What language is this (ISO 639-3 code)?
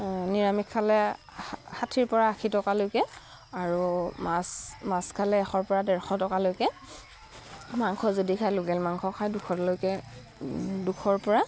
asm